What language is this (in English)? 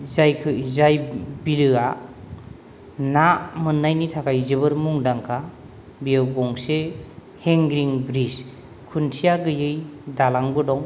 Bodo